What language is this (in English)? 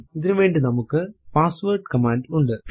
Malayalam